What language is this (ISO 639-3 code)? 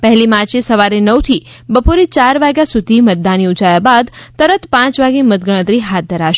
guj